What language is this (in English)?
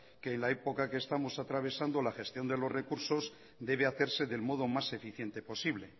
Spanish